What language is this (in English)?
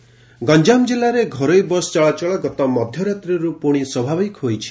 Odia